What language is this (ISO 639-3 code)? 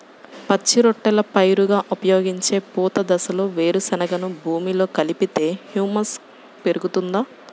tel